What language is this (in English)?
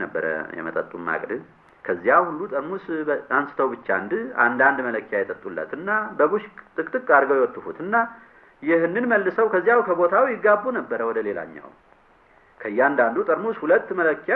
Amharic